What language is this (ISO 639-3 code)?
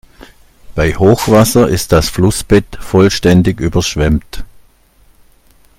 deu